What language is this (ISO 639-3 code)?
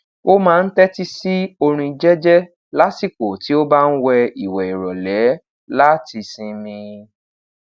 yor